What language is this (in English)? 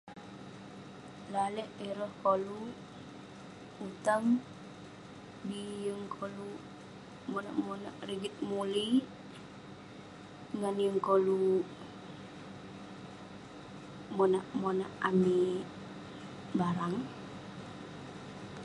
Western Penan